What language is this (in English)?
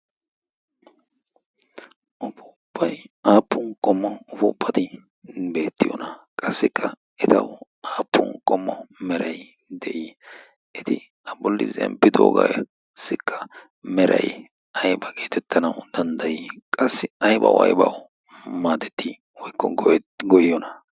Wolaytta